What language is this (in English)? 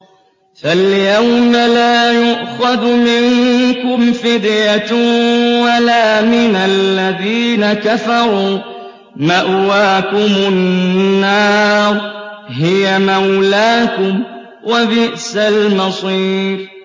Arabic